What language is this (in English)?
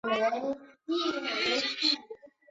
Chinese